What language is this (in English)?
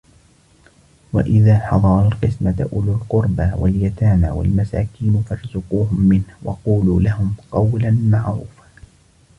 Arabic